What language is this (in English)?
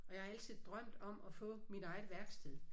Danish